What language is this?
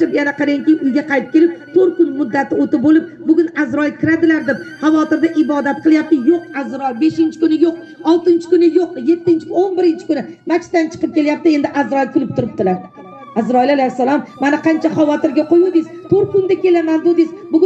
Turkish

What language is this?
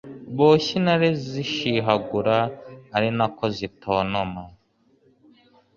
Kinyarwanda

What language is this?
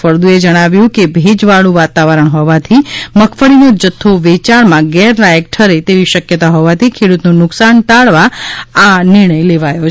Gujarati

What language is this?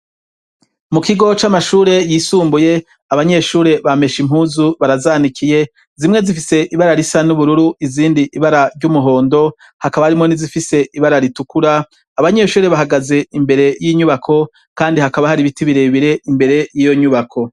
Rundi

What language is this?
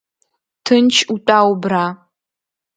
Abkhazian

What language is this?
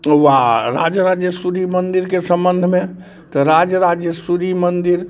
Maithili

